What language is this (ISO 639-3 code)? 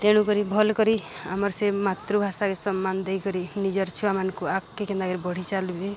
ori